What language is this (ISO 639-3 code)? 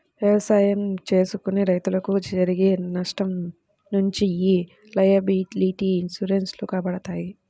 tel